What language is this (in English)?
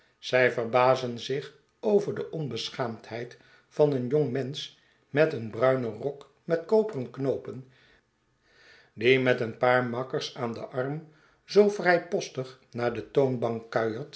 Dutch